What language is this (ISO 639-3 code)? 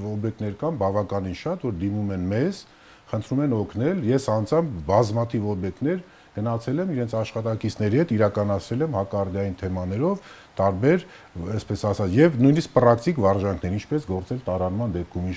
pol